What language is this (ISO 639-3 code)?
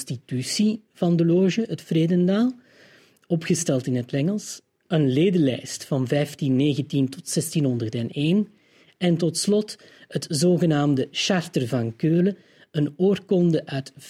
nld